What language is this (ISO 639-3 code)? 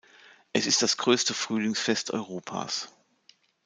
deu